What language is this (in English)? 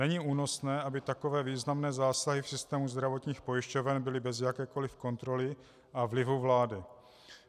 Czech